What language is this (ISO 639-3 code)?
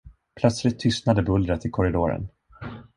swe